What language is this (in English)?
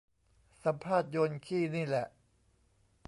Thai